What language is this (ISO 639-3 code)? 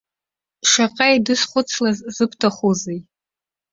abk